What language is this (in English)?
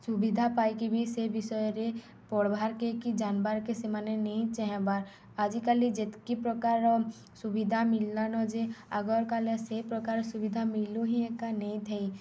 Odia